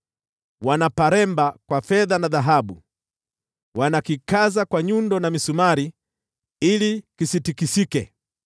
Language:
Swahili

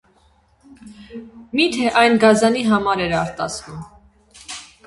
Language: Armenian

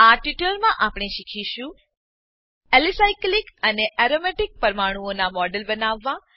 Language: Gujarati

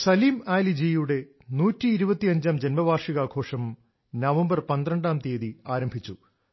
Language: Malayalam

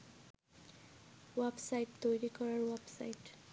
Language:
Bangla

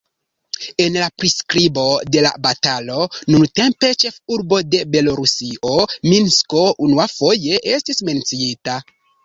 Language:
Esperanto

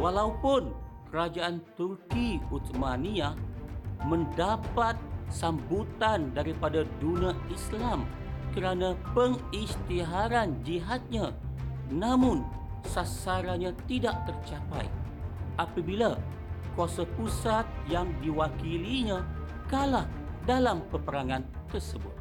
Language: Malay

